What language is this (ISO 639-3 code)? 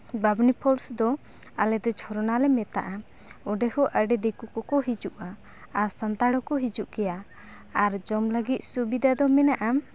sat